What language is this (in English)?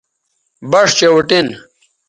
Bateri